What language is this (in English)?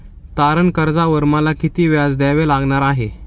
Marathi